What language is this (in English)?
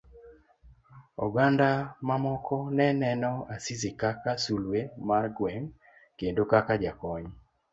Luo (Kenya and Tanzania)